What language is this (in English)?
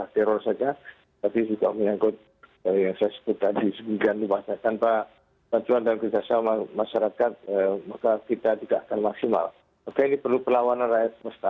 Indonesian